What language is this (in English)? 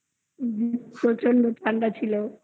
Bangla